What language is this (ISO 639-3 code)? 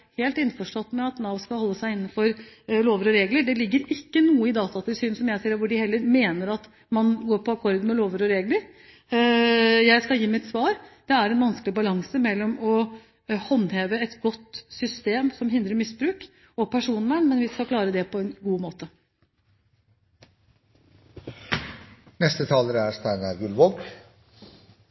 nob